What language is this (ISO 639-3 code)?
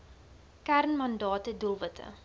afr